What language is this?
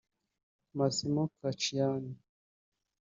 Kinyarwanda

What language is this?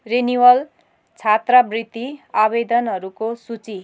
Nepali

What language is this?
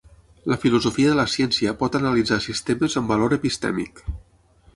Catalan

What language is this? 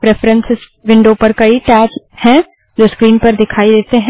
Hindi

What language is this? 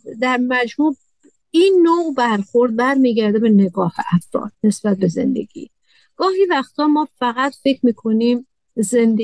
Persian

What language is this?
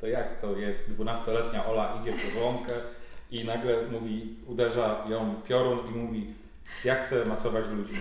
Polish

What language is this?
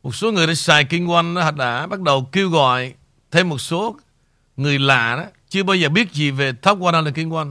Vietnamese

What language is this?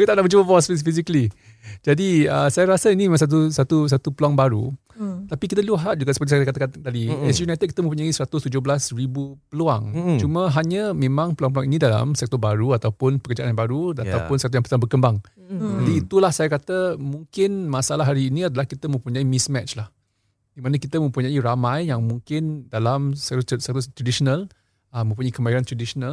Malay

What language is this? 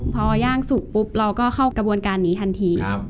Thai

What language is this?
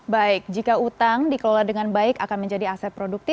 Indonesian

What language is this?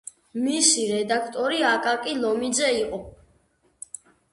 Georgian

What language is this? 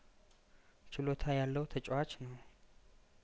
Amharic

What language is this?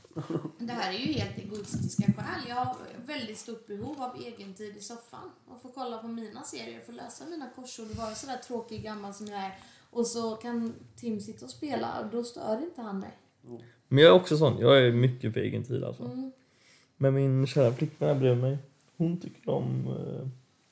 Swedish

